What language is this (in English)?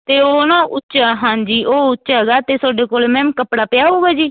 Punjabi